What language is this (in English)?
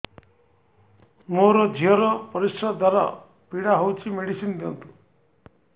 Odia